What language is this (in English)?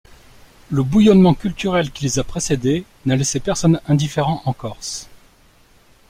French